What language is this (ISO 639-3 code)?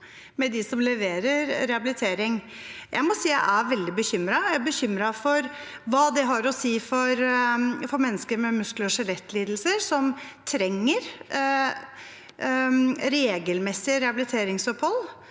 nor